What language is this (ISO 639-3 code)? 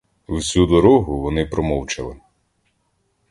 ukr